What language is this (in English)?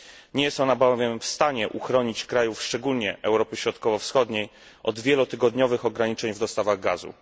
Polish